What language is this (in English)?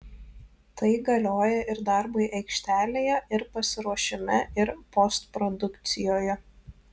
Lithuanian